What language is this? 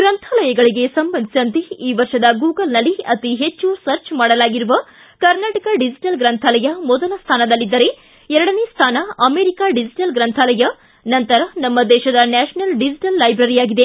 Kannada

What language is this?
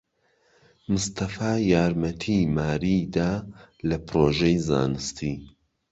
Central Kurdish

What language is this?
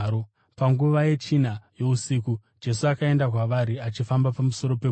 Shona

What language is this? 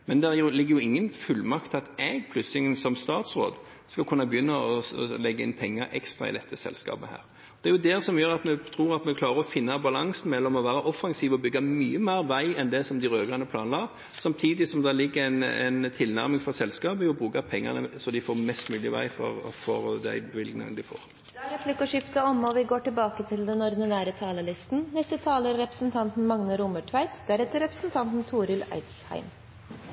Norwegian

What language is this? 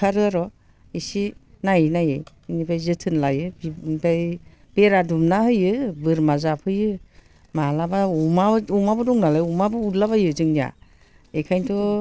Bodo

